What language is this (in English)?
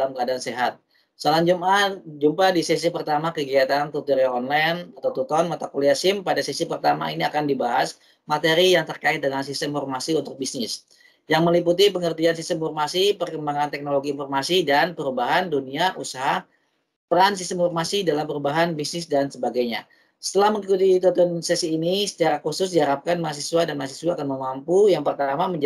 Indonesian